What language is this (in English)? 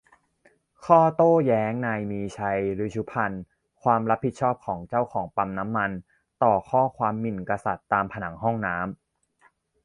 Thai